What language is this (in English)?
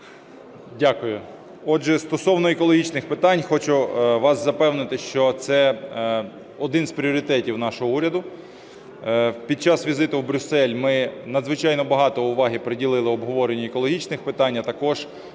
Ukrainian